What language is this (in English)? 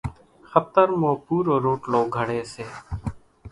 Kachi Koli